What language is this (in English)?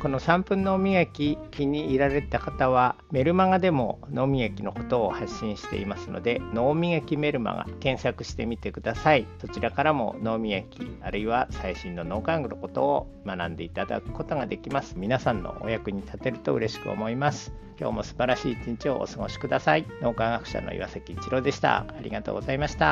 Japanese